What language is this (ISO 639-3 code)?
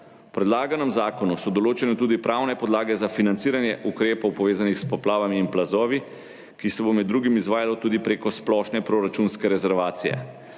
slv